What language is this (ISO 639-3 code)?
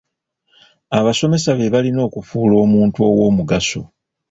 lug